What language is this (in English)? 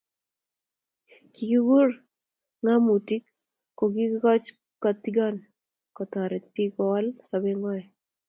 Kalenjin